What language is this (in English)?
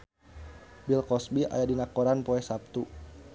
Sundanese